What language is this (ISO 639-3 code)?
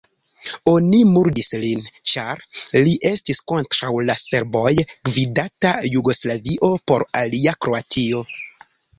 epo